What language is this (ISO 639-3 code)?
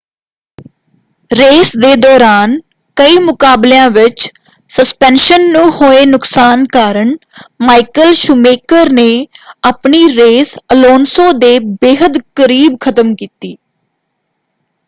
pan